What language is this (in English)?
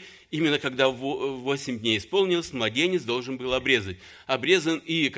Russian